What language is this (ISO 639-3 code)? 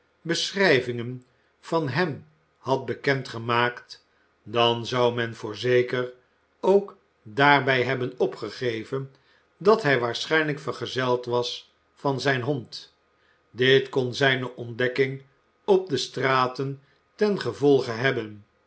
nld